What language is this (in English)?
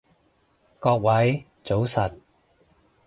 Cantonese